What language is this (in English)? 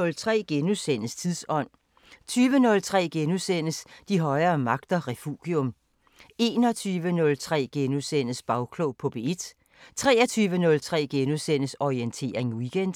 Danish